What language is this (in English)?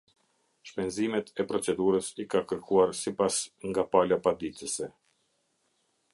Albanian